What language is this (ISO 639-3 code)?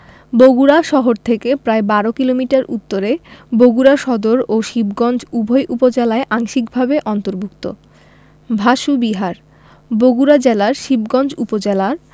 ben